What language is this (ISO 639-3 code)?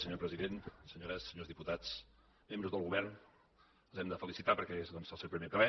cat